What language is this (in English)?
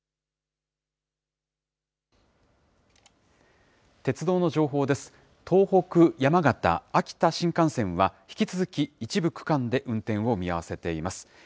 Japanese